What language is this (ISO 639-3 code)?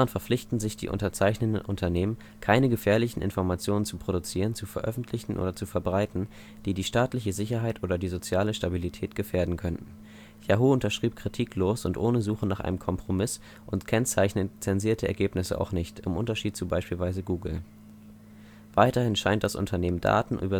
deu